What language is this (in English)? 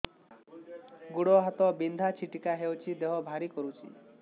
Odia